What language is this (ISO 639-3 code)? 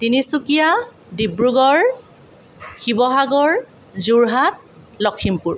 asm